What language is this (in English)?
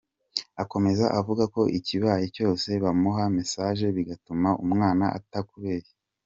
Kinyarwanda